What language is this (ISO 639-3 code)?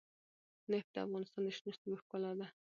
pus